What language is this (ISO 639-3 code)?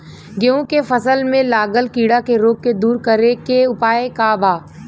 bho